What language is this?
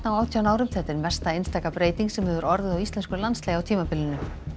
Icelandic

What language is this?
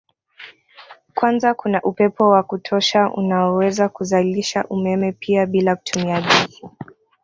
Swahili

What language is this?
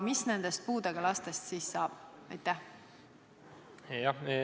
Estonian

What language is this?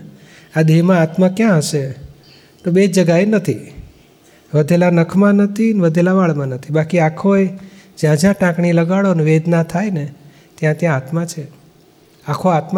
Gujarati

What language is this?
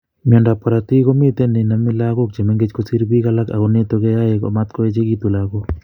Kalenjin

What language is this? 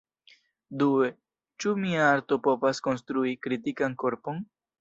Esperanto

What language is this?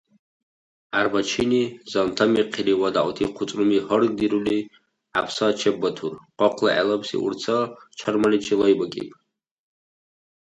Dargwa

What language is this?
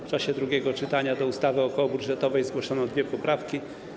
Polish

